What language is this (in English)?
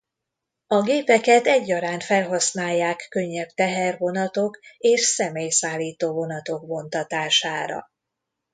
Hungarian